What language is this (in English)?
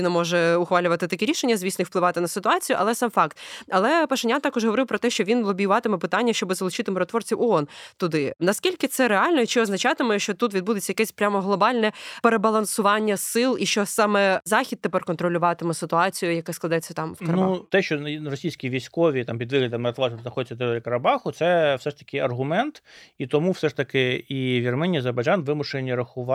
Ukrainian